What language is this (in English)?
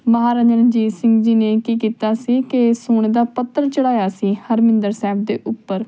Punjabi